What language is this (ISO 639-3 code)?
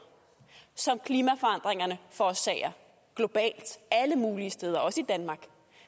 dan